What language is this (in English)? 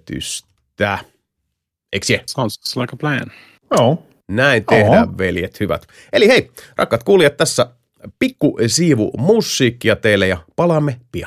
Finnish